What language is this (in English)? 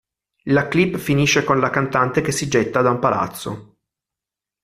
Italian